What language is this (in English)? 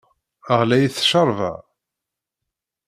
Kabyle